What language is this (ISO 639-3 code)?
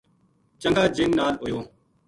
gju